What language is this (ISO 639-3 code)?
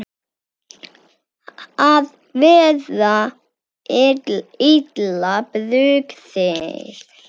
isl